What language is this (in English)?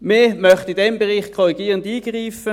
Swiss German